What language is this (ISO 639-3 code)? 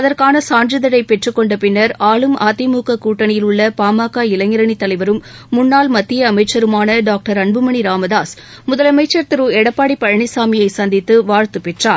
tam